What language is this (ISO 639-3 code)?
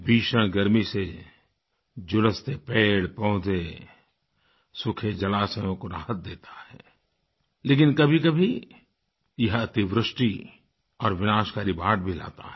hin